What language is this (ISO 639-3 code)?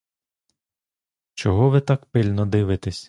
ukr